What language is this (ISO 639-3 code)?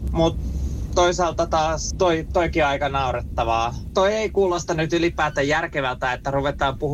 fin